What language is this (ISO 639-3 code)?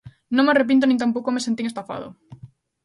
glg